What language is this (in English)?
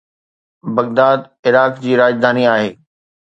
Sindhi